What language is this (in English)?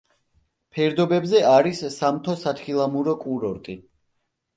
Georgian